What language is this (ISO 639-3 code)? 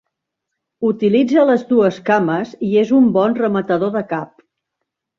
cat